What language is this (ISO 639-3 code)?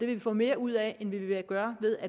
dan